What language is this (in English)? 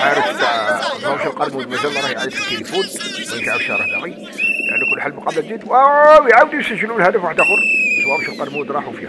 Arabic